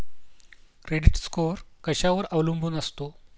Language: Marathi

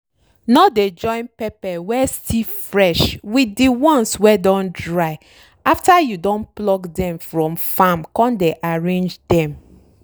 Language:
Nigerian Pidgin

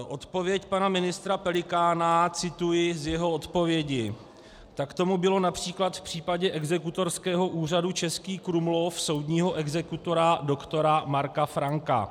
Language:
Czech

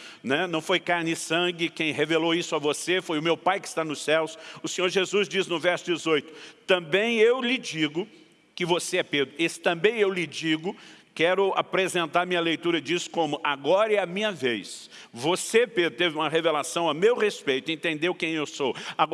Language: Portuguese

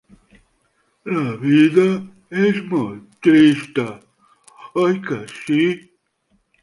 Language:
Catalan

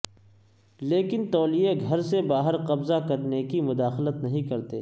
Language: Urdu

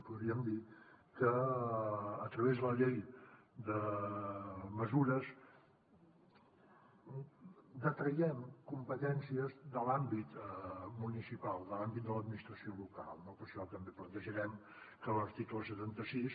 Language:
Catalan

